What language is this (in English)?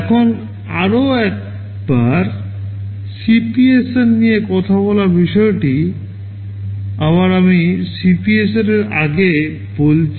Bangla